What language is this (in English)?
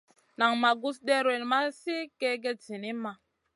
Masana